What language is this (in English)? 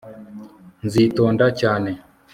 Kinyarwanda